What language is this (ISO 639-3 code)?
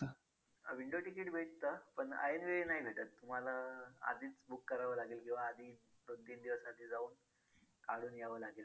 mar